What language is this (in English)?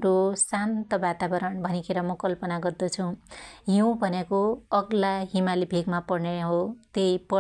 Dotyali